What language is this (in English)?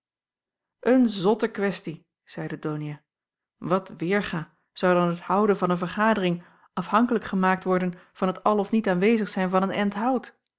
Dutch